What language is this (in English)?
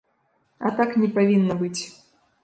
Belarusian